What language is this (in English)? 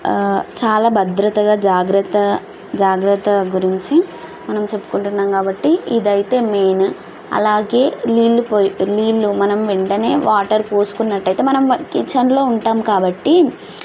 Telugu